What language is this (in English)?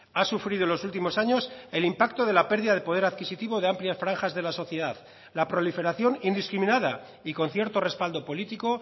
Spanish